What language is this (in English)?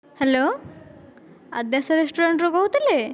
Odia